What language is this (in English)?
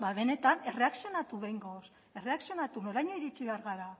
Basque